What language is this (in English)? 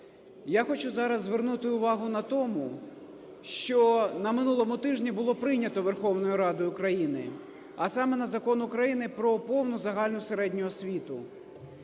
Ukrainian